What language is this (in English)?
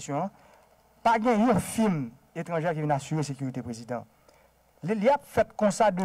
French